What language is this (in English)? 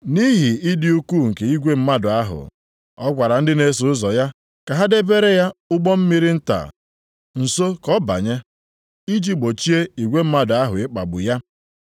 Igbo